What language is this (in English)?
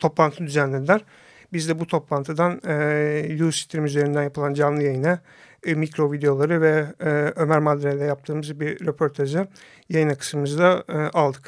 Turkish